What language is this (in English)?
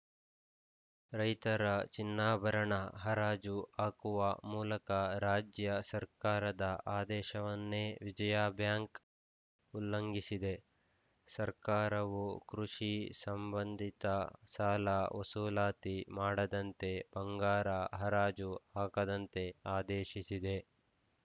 Kannada